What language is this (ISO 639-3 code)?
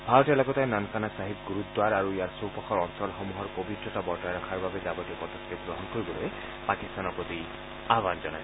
asm